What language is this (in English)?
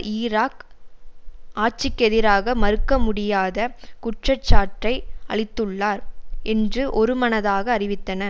Tamil